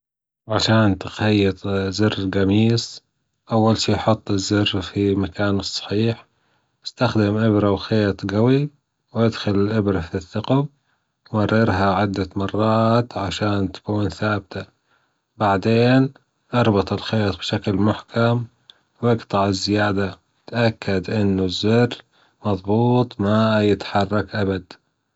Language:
Gulf Arabic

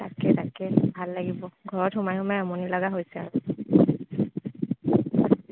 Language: Assamese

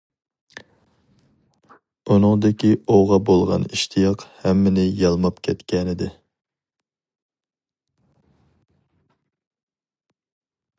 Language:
Uyghur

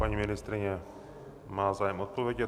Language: Czech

